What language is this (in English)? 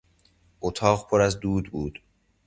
Persian